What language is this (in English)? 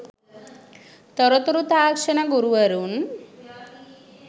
Sinhala